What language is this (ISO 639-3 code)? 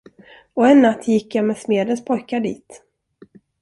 swe